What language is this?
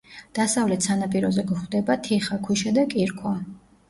Georgian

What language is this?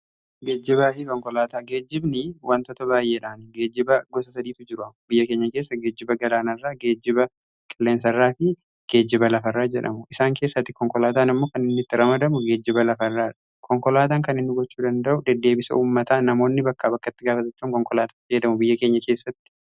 Oromo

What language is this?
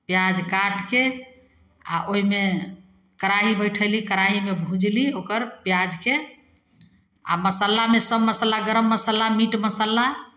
Maithili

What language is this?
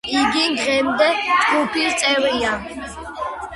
Georgian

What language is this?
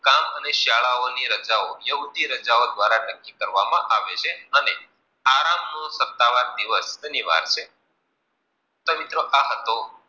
Gujarati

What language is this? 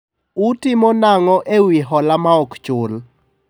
Luo (Kenya and Tanzania)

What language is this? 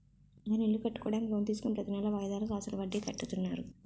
Telugu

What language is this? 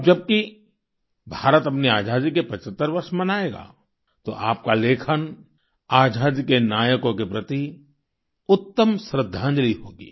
Hindi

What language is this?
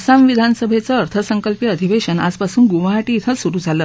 Marathi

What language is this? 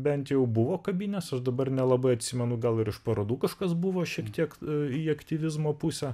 Lithuanian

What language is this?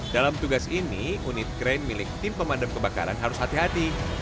Indonesian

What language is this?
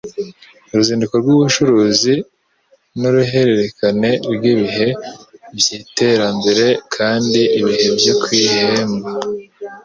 Kinyarwanda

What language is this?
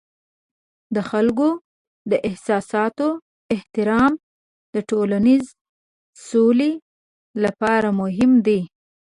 Pashto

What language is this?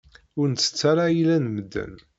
Kabyle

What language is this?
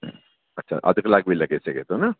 Sindhi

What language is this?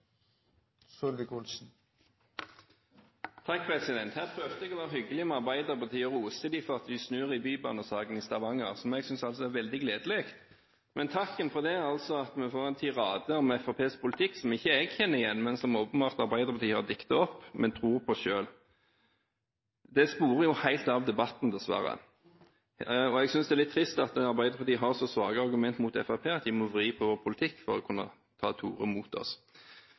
Norwegian Bokmål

